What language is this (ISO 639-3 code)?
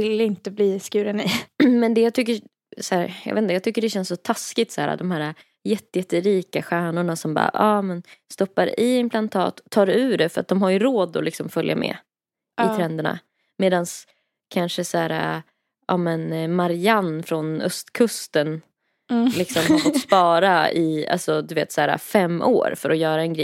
swe